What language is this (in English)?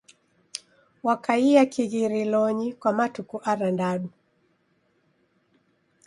Taita